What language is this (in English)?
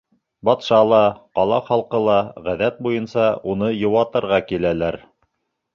Bashkir